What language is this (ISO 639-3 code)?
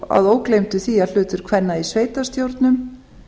isl